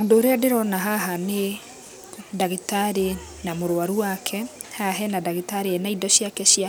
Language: Kikuyu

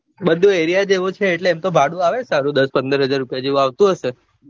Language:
Gujarati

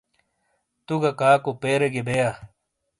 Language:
Shina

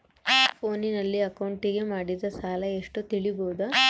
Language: Kannada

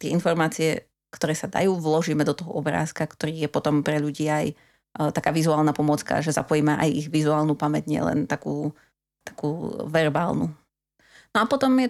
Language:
Slovak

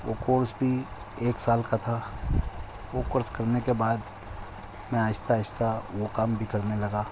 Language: Urdu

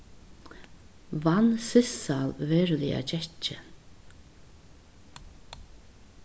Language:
Faroese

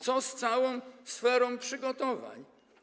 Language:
Polish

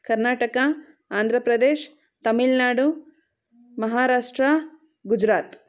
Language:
Kannada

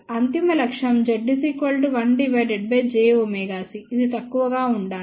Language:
Telugu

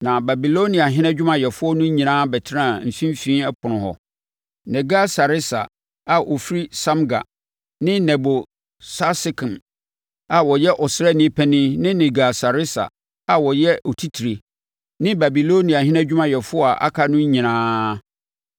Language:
Akan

